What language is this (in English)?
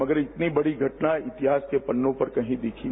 Hindi